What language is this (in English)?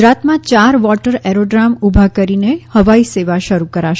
Gujarati